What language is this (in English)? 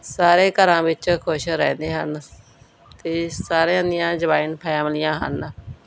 Punjabi